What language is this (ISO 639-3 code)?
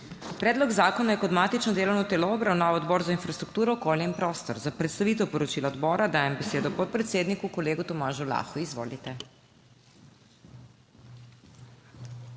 slv